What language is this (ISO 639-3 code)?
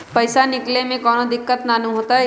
mag